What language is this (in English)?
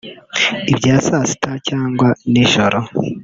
Kinyarwanda